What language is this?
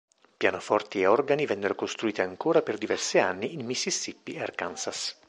Italian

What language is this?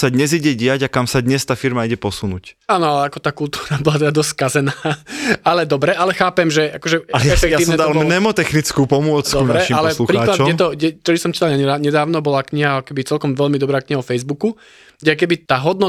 Slovak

